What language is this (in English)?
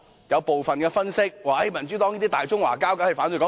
Cantonese